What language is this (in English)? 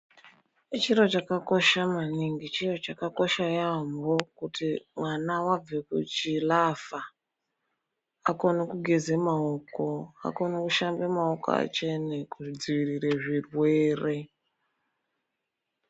Ndau